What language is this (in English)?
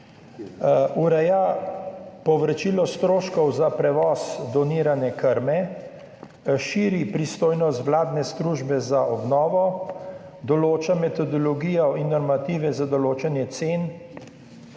Slovenian